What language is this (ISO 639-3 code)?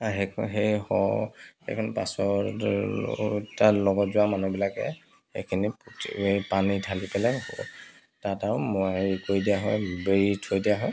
asm